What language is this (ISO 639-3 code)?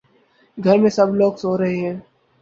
urd